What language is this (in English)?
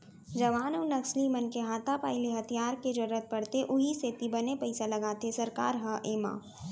Chhattisgarhi